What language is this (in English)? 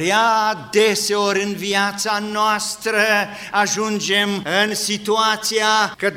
Romanian